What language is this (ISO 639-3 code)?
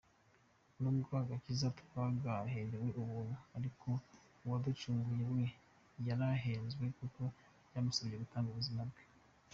kin